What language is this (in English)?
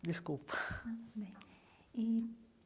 Portuguese